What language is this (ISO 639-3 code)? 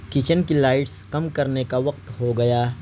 urd